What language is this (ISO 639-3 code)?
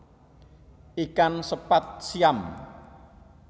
jav